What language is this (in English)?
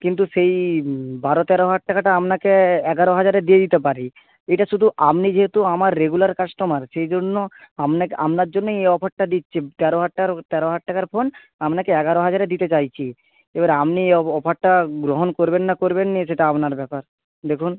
Bangla